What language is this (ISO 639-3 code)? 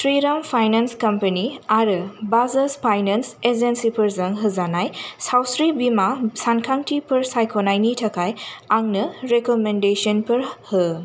brx